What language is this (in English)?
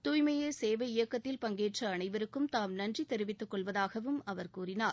Tamil